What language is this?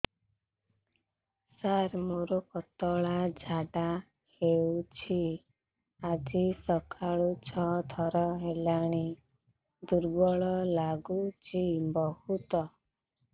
Odia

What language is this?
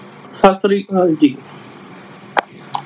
Punjabi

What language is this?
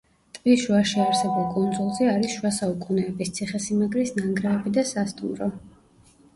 Georgian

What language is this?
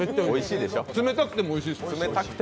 Japanese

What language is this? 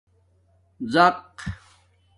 Domaaki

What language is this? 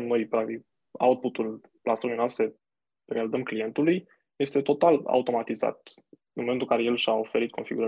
Romanian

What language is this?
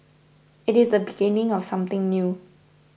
English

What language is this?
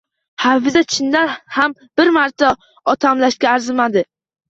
Uzbek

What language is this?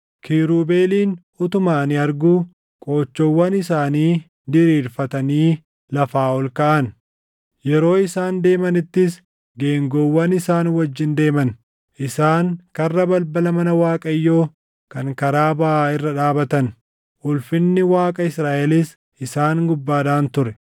Oromo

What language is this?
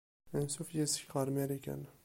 Kabyle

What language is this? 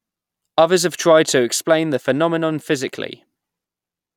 English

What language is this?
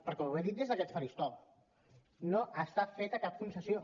Catalan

